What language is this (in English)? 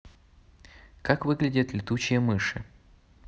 Russian